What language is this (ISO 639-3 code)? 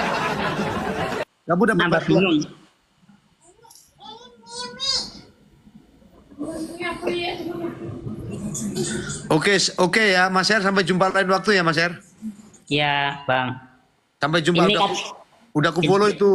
ind